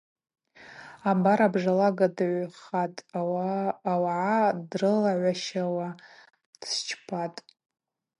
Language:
Abaza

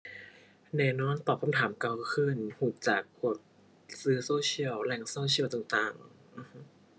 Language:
Thai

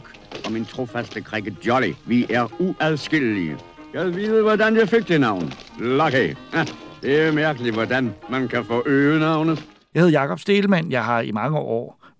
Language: Danish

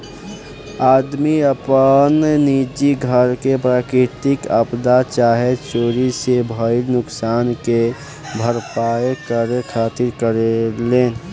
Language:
Bhojpuri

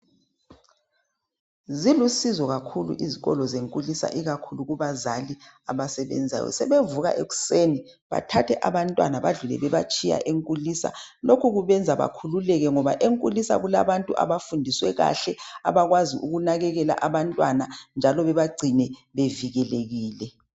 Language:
North Ndebele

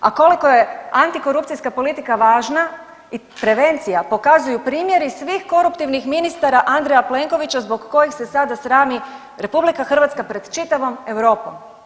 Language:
Croatian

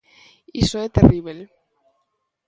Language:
Galician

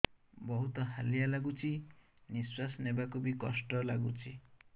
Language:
Odia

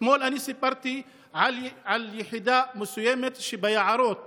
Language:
Hebrew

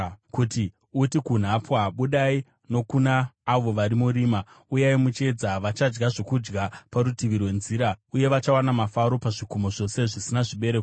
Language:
Shona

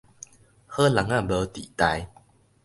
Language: Min Nan Chinese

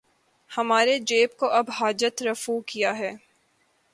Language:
Urdu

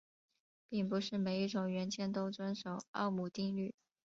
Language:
Chinese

